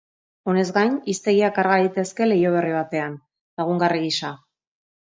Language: Basque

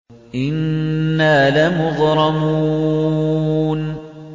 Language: Arabic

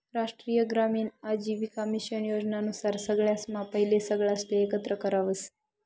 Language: Marathi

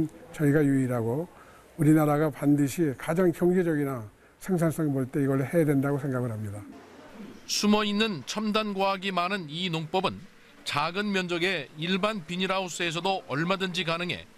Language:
Korean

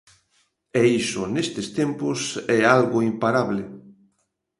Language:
Galician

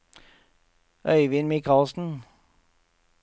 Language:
Norwegian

